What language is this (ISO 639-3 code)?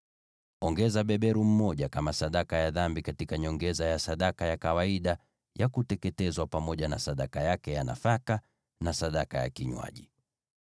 swa